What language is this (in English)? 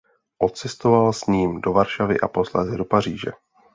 Czech